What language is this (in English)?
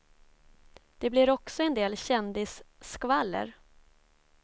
Swedish